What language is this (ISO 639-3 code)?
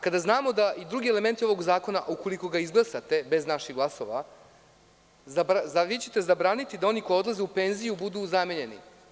srp